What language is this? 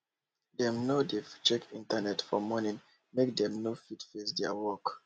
Nigerian Pidgin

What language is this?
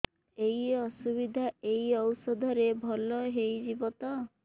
Odia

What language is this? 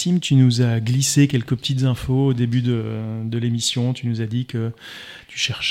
French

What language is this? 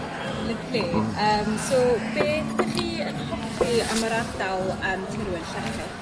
Welsh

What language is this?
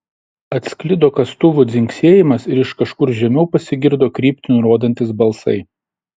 Lithuanian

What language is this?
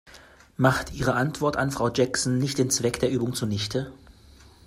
German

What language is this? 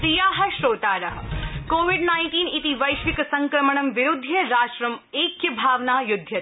Sanskrit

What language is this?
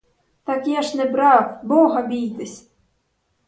Ukrainian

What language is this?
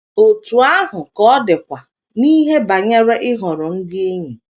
Igbo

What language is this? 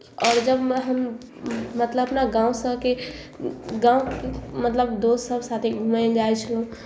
Maithili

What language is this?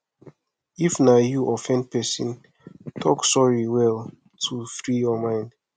Nigerian Pidgin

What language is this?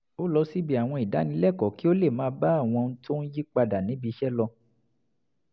Yoruba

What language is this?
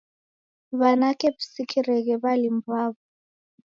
Taita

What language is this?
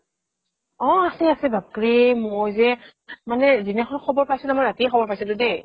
Assamese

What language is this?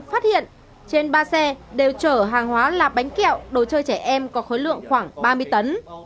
Vietnamese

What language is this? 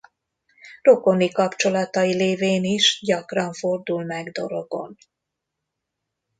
Hungarian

